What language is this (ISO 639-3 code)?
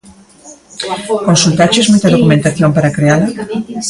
glg